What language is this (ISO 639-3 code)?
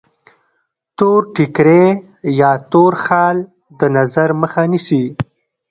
pus